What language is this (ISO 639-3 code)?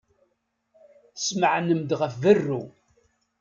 kab